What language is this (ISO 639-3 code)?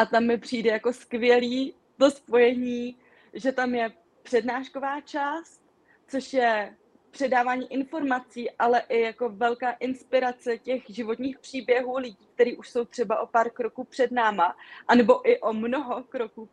ces